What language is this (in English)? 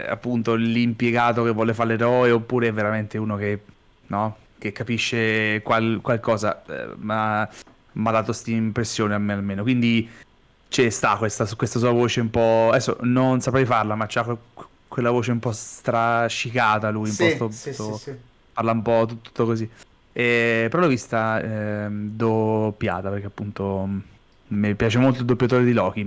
Italian